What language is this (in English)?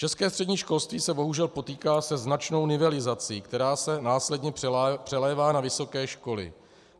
Czech